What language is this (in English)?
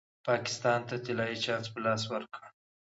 Pashto